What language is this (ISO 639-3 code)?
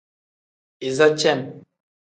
kdh